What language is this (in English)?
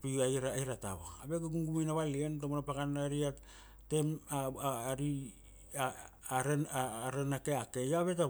Kuanua